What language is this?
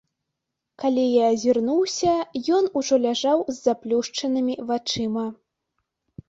Belarusian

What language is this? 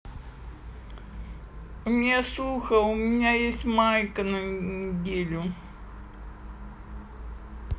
Russian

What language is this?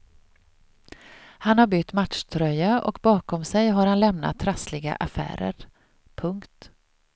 Swedish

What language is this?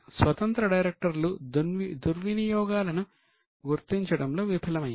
Telugu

